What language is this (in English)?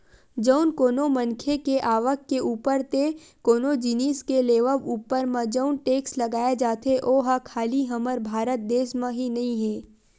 Chhattisgarhi